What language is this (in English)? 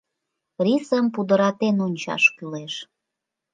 Mari